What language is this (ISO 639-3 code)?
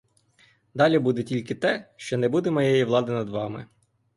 ukr